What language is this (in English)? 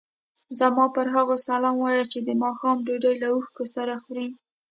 Pashto